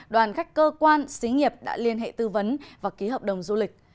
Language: Vietnamese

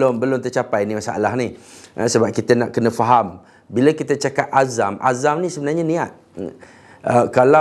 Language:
Malay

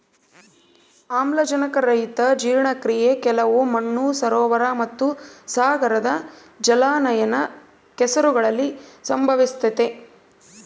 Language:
Kannada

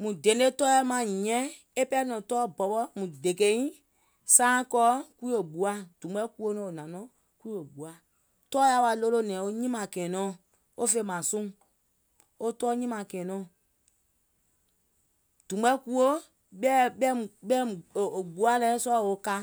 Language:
Gola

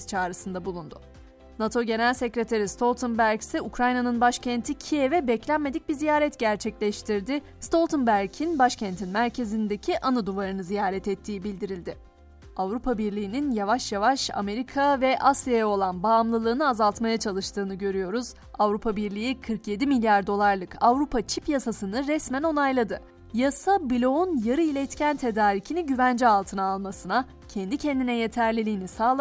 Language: Turkish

